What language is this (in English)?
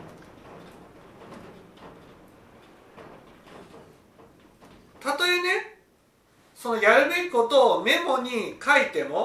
Japanese